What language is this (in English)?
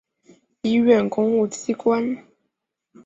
Chinese